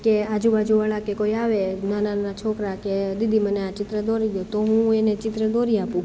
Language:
Gujarati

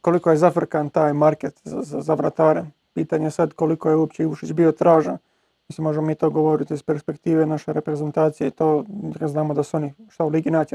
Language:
Croatian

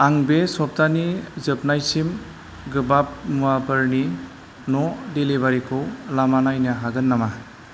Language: Bodo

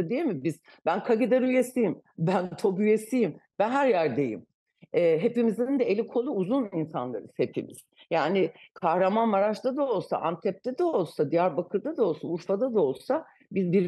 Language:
Turkish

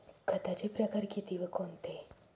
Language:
Marathi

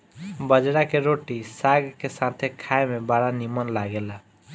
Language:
Bhojpuri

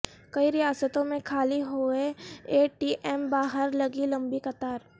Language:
Urdu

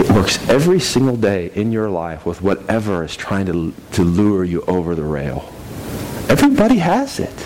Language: English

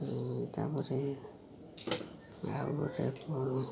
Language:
Odia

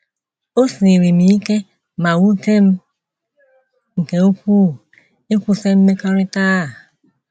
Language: Igbo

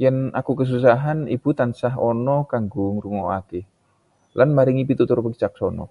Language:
Javanese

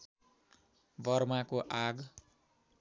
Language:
Nepali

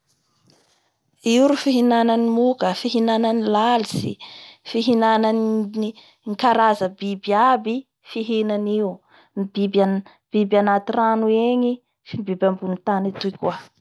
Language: Bara Malagasy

